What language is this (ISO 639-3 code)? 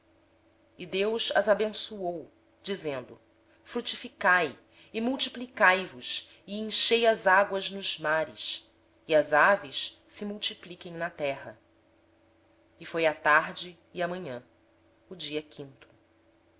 por